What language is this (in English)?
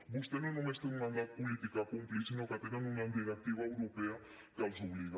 Catalan